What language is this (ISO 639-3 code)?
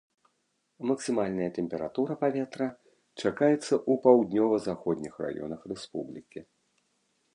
bel